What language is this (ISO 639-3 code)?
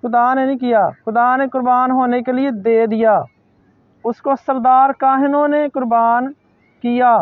hin